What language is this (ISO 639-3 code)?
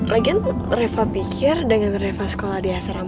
ind